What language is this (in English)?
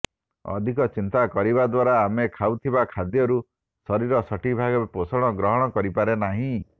Odia